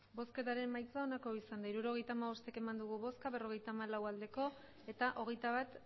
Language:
Basque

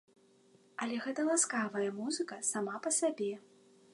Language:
Belarusian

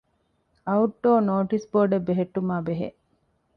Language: Divehi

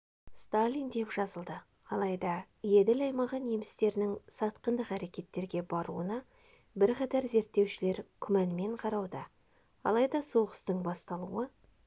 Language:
Kazakh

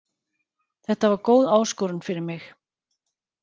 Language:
Icelandic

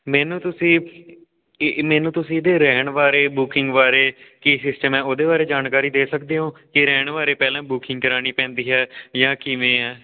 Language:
Punjabi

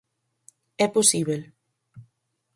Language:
Galician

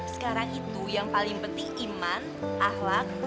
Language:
Indonesian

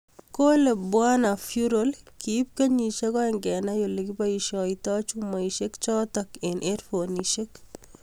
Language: Kalenjin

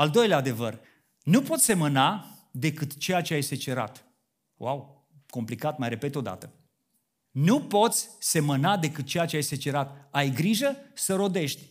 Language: Romanian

